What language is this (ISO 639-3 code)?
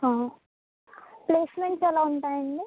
tel